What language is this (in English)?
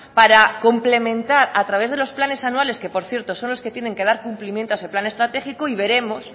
Spanish